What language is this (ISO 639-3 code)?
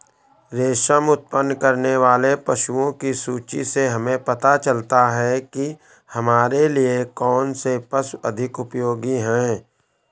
hin